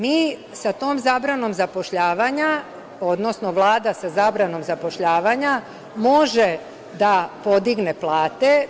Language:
Serbian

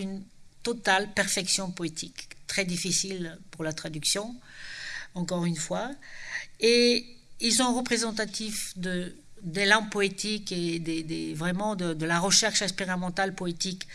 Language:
French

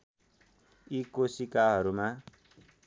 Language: Nepali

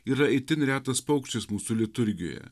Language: Lithuanian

